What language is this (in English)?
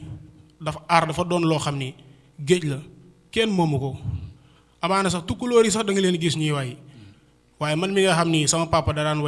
Indonesian